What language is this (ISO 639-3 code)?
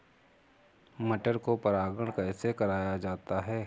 hin